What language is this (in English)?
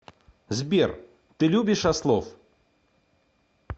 Russian